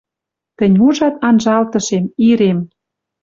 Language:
Western Mari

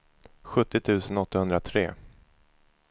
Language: Swedish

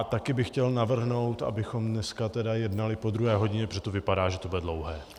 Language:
Czech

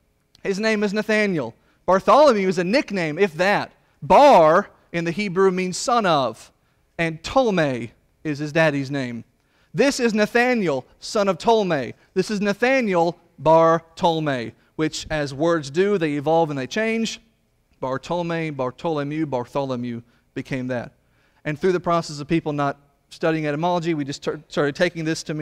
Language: English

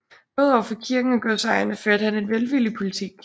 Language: Danish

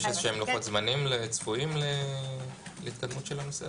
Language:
Hebrew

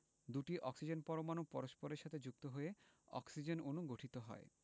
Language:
Bangla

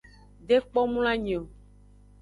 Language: Aja (Benin)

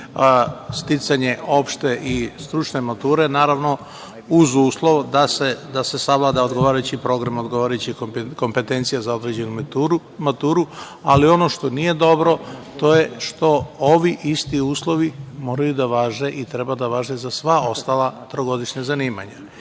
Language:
Serbian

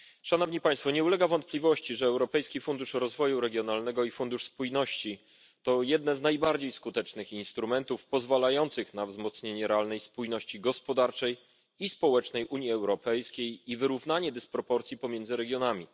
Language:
Polish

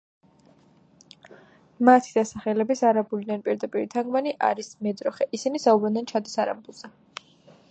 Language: Georgian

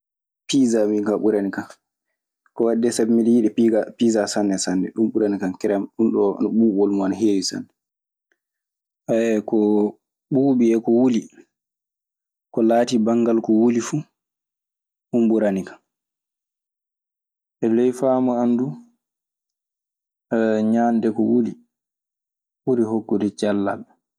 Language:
Maasina Fulfulde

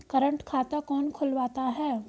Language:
Hindi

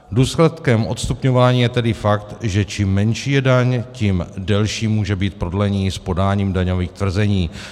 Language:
Czech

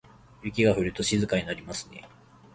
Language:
Japanese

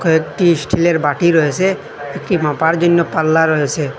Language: Bangla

